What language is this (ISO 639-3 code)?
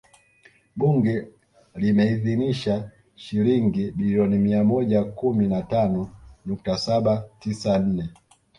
swa